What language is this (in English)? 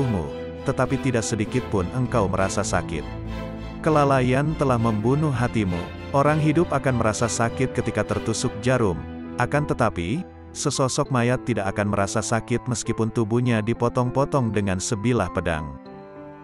Indonesian